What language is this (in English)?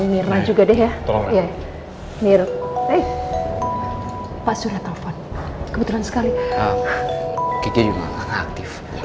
Indonesian